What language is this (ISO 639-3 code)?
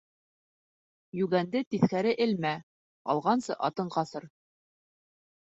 bak